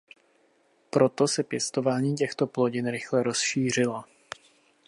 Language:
Czech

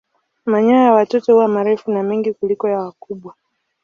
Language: Swahili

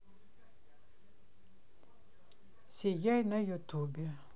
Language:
Russian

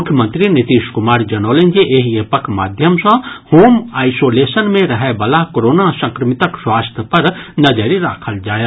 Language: Maithili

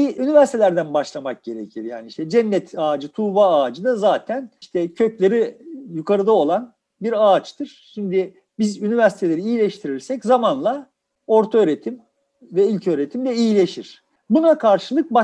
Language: Turkish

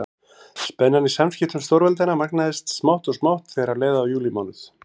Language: Icelandic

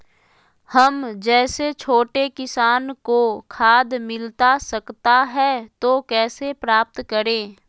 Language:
Magahi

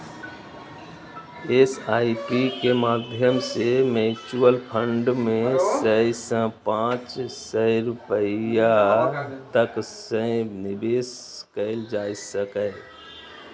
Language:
Maithili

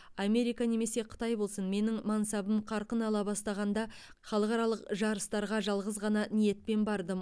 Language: Kazakh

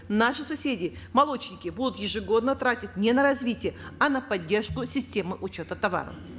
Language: Kazakh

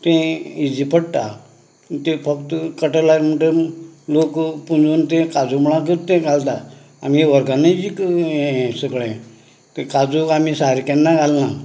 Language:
Konkani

